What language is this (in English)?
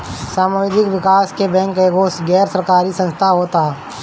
Bhojpuri